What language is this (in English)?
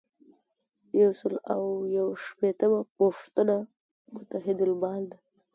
Pashto